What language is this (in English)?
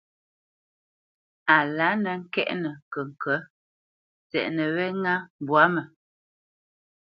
Bamenyam